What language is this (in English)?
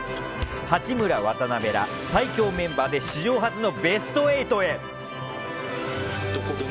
Japanese